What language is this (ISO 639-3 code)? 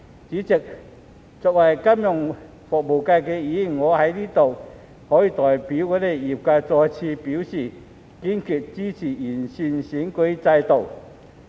yue